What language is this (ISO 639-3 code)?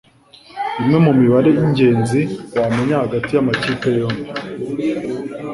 kin